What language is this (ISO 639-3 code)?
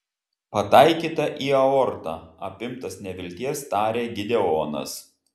lit